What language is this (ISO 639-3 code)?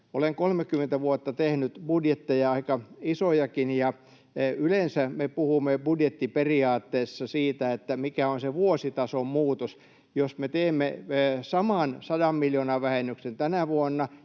fin